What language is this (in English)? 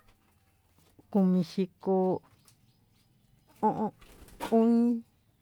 Tututepec Mixtec